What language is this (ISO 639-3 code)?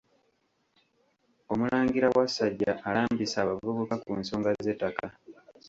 lug